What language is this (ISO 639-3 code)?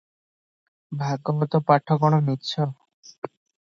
ori